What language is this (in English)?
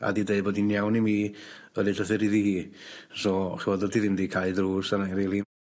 Welsh